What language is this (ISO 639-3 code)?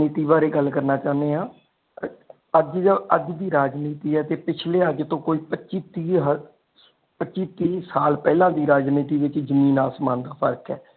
pan